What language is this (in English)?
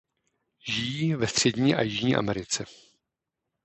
Czech